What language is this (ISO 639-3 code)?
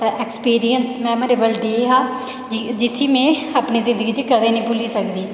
doi